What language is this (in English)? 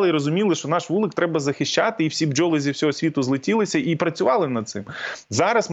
Ukrainian